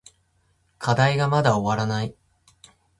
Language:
Japanese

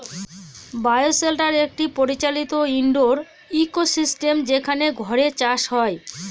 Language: Bangla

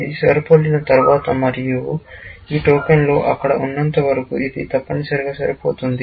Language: Telugu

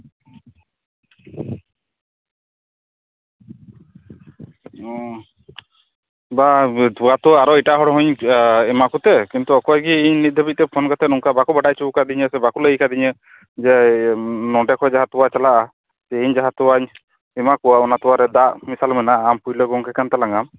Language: Santali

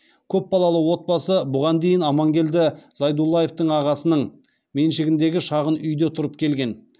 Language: Kazakh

